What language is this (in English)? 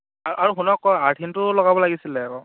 Assamese